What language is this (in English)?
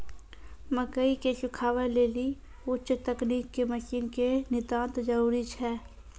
Maithili